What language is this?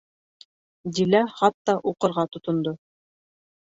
Bashkir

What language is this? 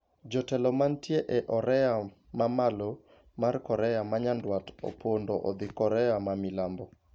Luo (Kenya and Tanzania)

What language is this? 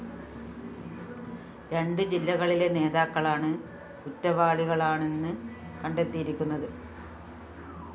Malayalam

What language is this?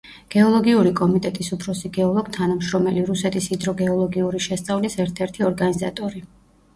Georgian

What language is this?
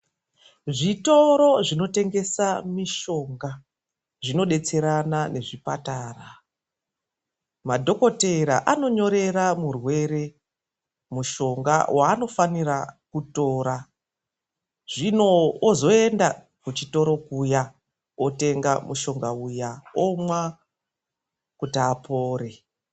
Ndau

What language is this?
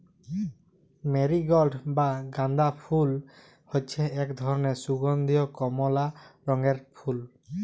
Bangla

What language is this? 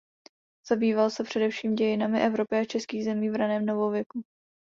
Czech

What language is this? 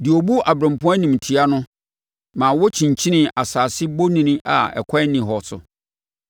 Akan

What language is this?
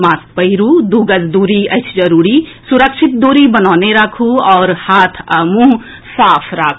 Maithili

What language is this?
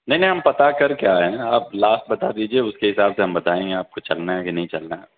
Urdu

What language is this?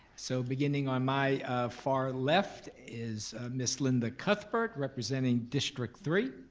English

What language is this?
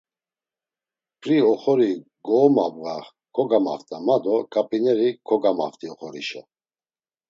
Laz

